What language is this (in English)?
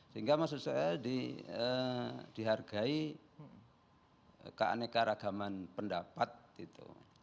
Indonesian